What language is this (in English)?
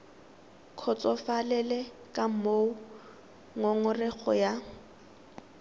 Tswana